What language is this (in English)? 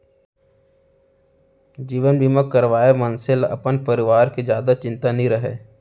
Chhattisgarhi